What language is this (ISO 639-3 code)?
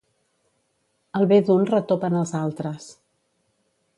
cat